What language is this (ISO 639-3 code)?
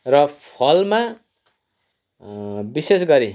nep